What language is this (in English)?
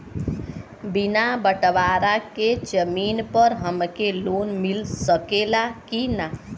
Bhojpuri